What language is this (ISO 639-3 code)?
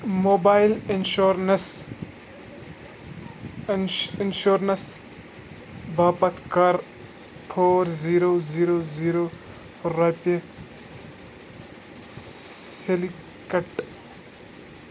kas